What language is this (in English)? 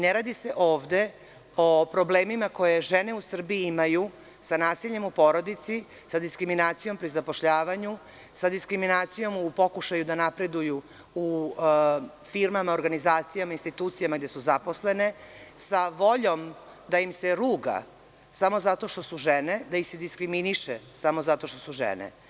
Serbian